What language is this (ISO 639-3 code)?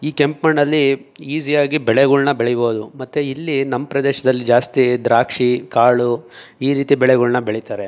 kan